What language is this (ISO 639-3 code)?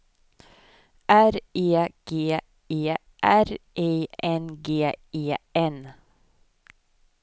swe